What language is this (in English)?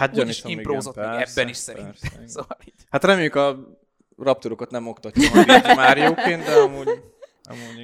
Hungarian